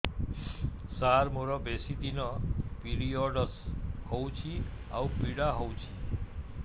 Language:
Odia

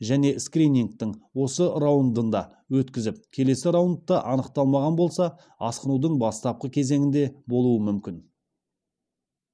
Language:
Kazakh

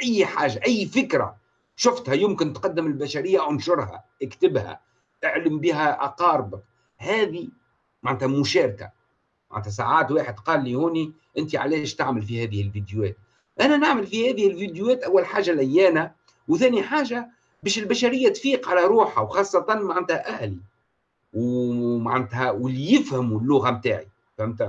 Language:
Arabic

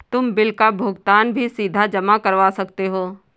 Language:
Hindi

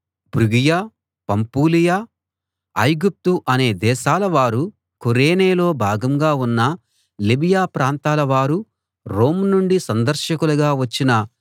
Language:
Telugu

